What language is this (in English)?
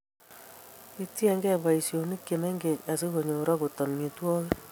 Kalenjin